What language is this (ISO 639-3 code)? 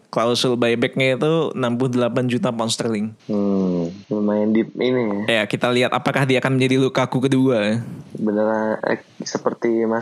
ind